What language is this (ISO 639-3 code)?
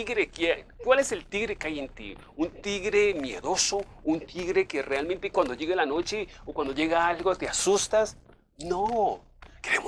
spa